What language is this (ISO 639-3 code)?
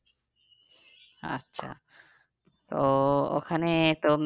ben